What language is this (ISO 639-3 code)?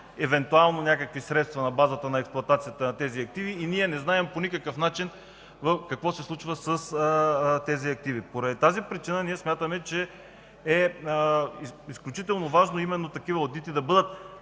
bul